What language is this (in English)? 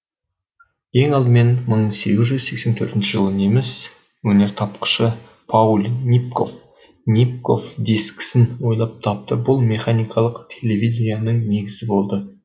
Kazakh